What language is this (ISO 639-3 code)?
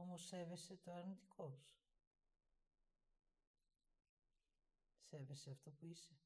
ell